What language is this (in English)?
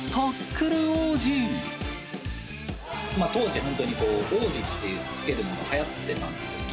Japanese